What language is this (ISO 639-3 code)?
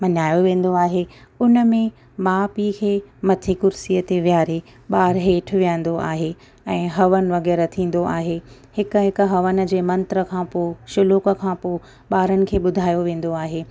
snd